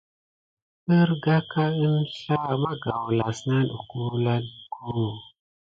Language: Gidar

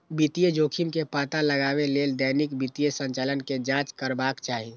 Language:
Maithili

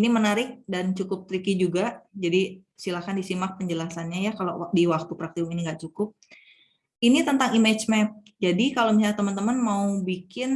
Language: Indonesian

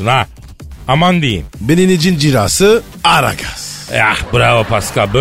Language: Turkish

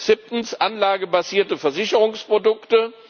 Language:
German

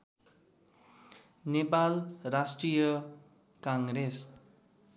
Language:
Nepali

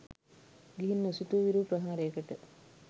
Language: Sinhala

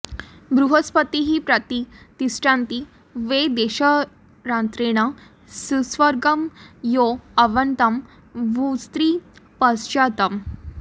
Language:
Sanskrit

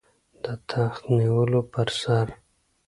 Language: Pashto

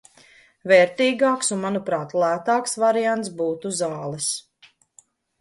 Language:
Latvian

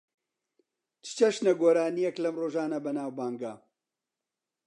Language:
Central Kurdish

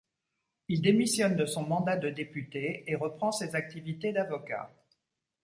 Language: French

